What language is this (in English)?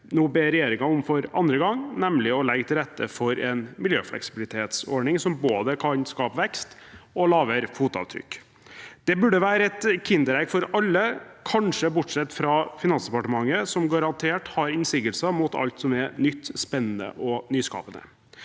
Norwegian